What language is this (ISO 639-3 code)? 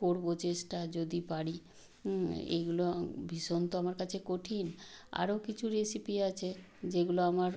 ben